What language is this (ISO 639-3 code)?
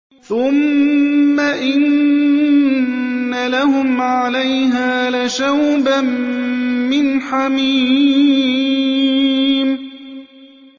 ara